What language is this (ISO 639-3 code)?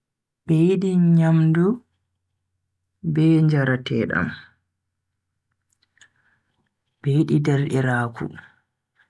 fui